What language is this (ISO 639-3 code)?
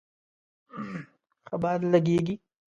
pus